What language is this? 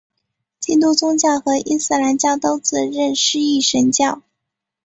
Chinese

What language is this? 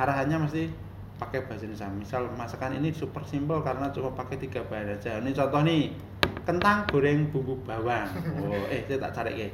Indonesian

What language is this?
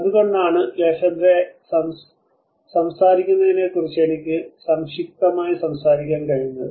Malayalam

